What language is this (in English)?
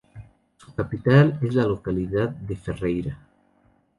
Spanish